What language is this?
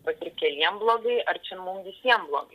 Lithuanian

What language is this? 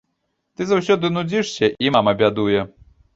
Belarusian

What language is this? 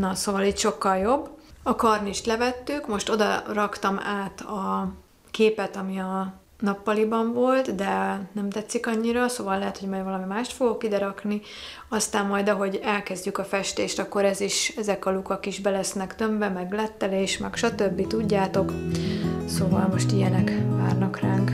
Hungarian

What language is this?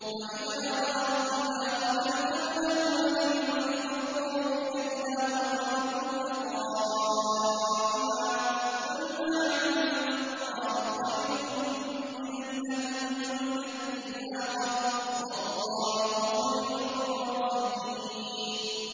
Arabic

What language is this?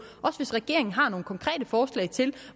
Danish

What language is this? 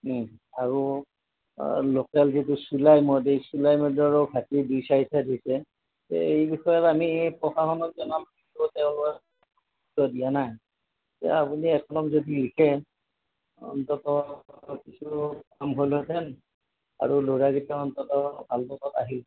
Assamese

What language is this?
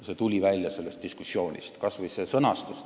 Estonian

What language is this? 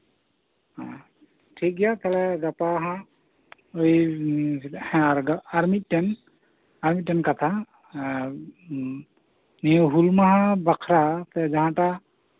Santali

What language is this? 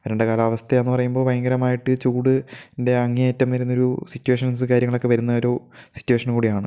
Malayalam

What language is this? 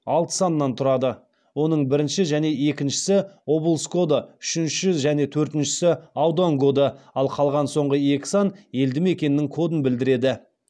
Kazakh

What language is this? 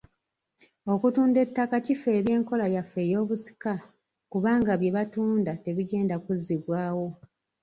Ganda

